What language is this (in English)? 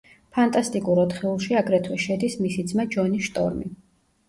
Georgian